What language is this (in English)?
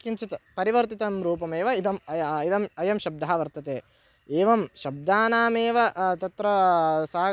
Sanskrit